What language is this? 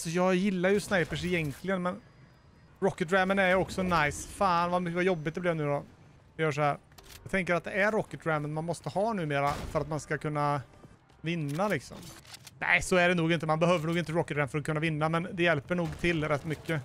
Swedish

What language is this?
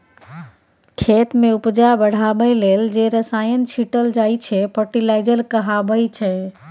Maithili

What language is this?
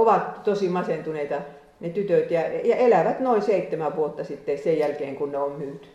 Finnish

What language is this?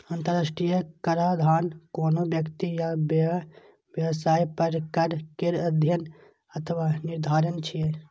Maithili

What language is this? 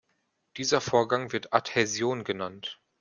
German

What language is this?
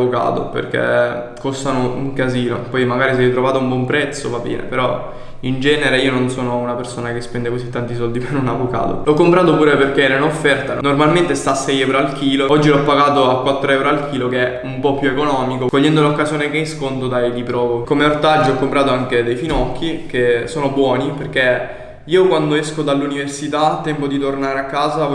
Italian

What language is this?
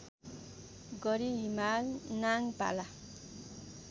Nepali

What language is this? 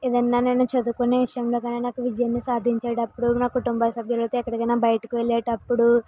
Telugu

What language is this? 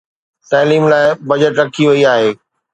Sindhi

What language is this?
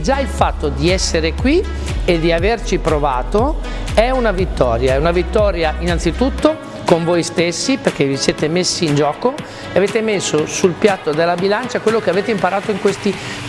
Italian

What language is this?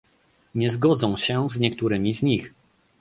Polish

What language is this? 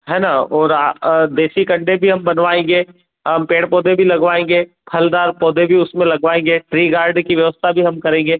Hindi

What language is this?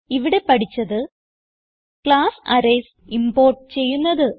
Malayalam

